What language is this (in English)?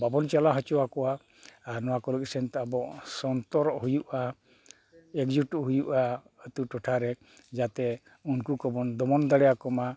Santali